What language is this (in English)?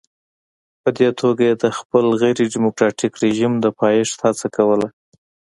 Pashto